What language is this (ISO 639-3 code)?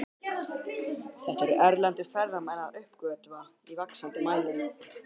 isl